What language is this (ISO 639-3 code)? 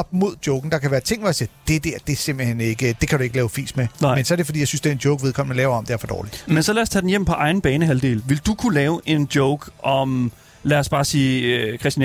dan